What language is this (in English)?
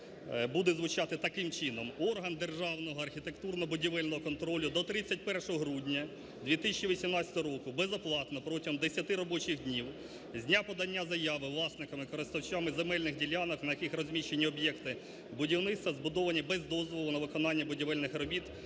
Ukrainian